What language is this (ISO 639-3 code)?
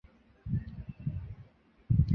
zho